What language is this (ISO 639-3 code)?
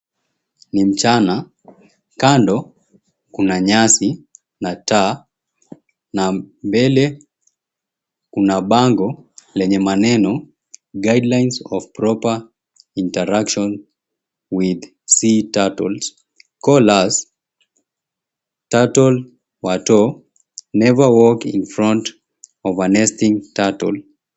swa